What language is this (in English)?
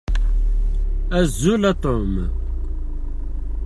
Kabyle